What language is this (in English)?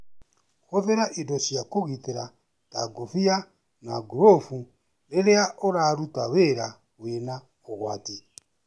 Kikuyu